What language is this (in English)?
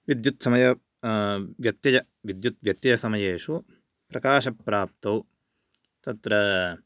Sanskrit